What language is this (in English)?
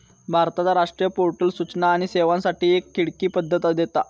Marathi